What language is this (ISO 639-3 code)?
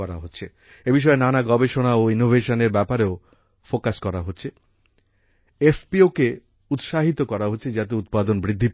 ben